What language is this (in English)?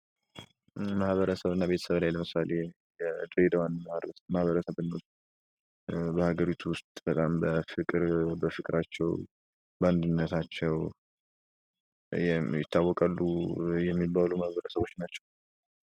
Amharic